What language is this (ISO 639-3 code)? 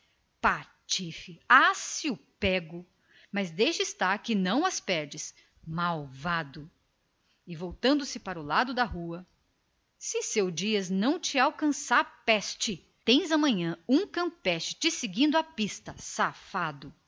por